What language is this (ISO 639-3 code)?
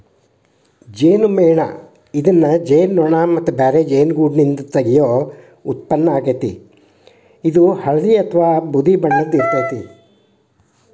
kan